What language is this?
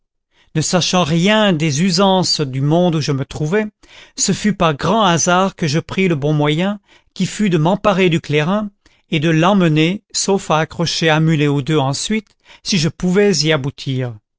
French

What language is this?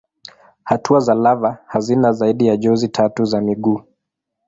Swahili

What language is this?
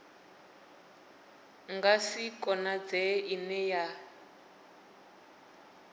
Venda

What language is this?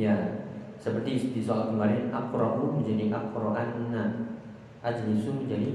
Indonesian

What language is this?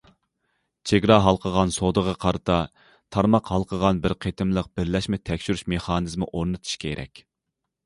Uyghur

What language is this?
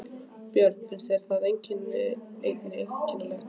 Icelandic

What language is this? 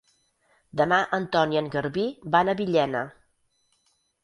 Catalan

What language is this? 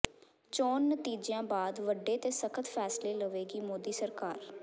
Punjabi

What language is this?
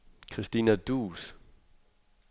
Danish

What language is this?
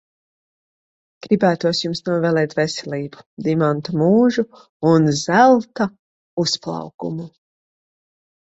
Latvian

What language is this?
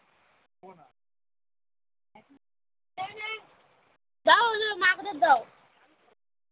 Bangla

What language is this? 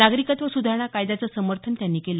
Marathi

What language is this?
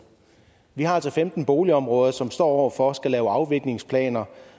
Danish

